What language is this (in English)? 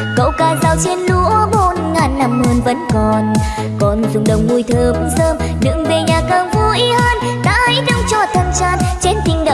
Vietnamese